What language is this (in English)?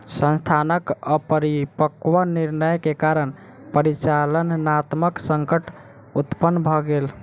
Maithili